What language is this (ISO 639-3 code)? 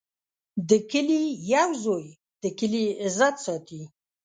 pus